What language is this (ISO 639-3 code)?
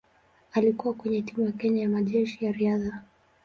swa